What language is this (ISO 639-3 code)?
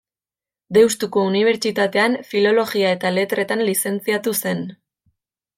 eus